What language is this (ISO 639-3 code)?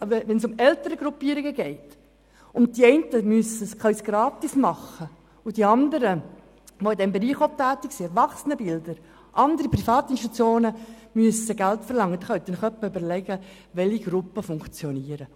gsw